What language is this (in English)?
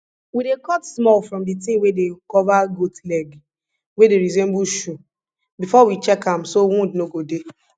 Nigerian Pidgin